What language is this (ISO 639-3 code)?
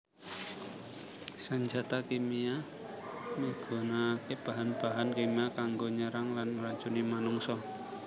jav